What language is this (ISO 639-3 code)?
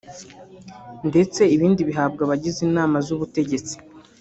kin